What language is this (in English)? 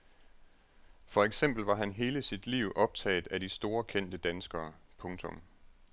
Danish